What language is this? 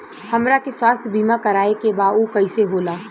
Bhojpuri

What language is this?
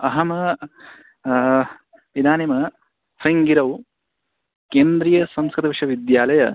Sanskrit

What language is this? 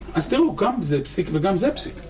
Hebrew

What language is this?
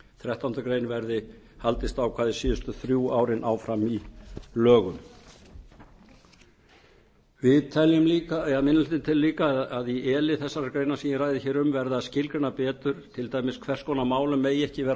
Icelandic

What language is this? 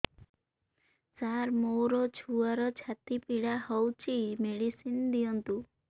Odia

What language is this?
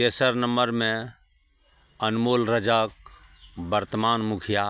Maithili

